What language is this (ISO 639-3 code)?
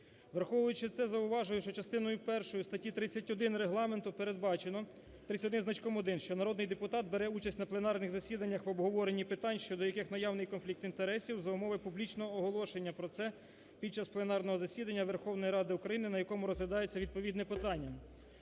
ukr